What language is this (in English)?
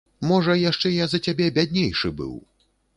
Belarusian